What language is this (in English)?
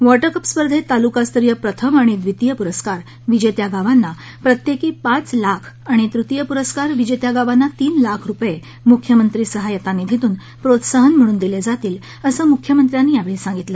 Marathi